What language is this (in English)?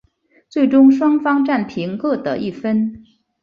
Chinese